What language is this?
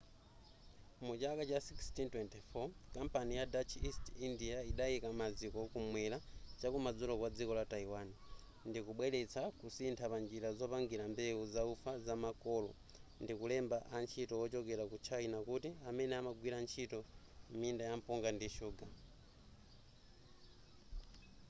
Nyanja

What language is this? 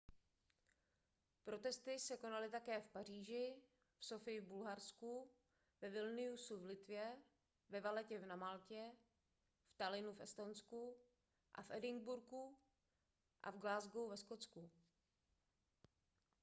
Czech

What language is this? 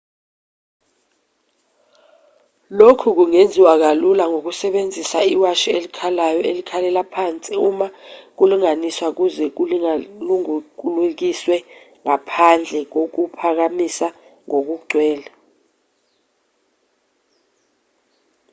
Zulu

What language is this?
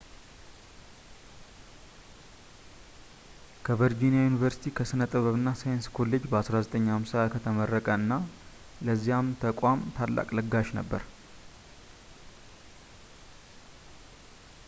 Amharic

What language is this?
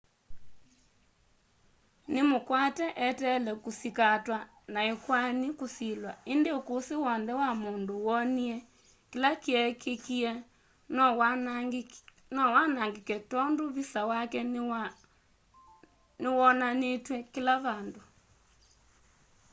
Kamba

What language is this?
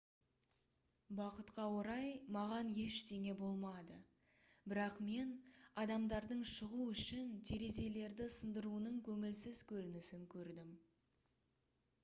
Kazakh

